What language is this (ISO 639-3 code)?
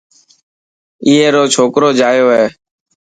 mki